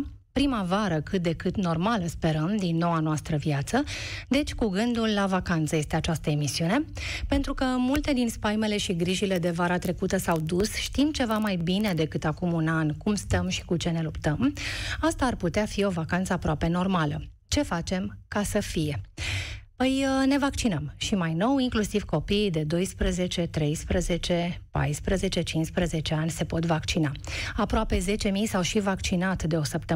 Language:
Romanian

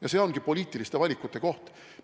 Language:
Estonian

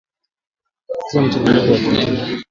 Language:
Swahili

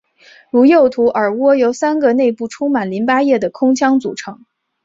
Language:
Chinese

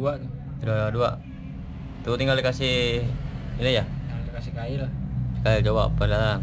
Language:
Indonesian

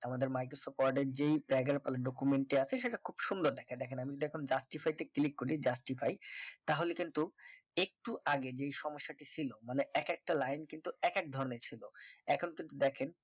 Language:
Bangla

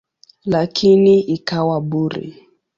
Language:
Swahili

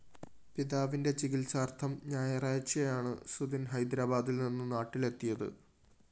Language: Malayalam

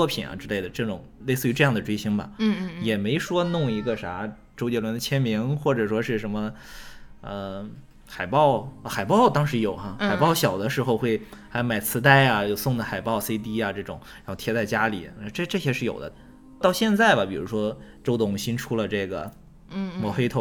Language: Chinese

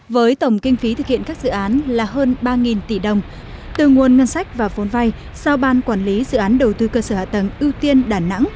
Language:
Vietnamese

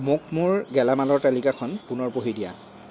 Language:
Assamese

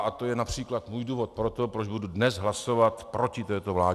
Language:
Czech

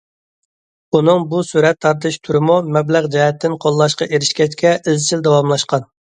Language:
Uyghur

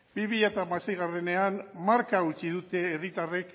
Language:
Basque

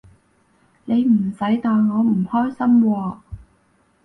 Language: Cantonese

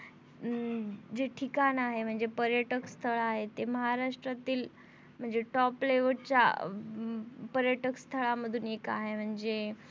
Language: Marathi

